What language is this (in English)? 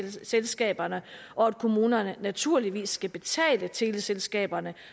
Danish